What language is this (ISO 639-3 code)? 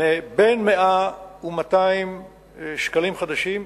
heb